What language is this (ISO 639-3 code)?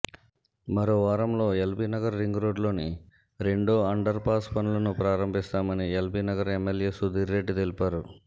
tel